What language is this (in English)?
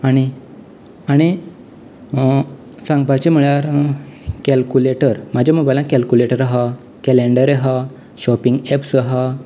Konkani